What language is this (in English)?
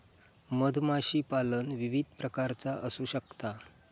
Marathi